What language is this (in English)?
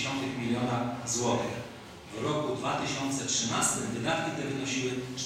Polish